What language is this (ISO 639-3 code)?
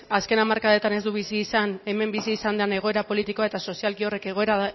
eus